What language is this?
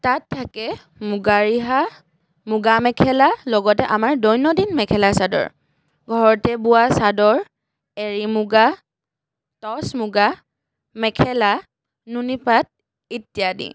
Assamese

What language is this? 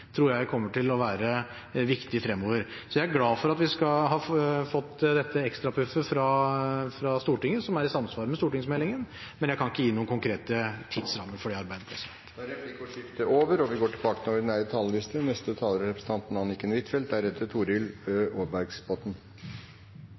Norwegian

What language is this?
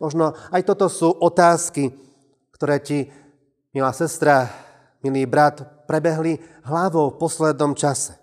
Slovak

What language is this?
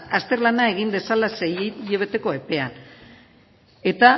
Basque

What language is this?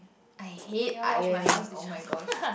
English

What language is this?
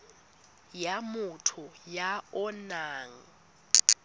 Tswana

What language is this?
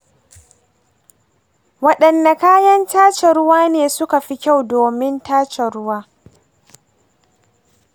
Hausa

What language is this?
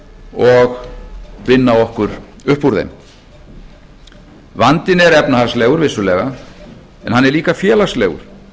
Icelandic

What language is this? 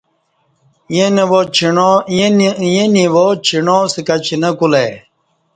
Kati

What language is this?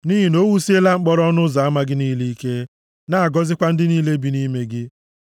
Igbo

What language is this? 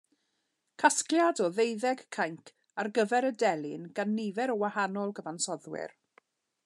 Welsh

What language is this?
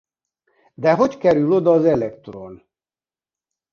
Hungarian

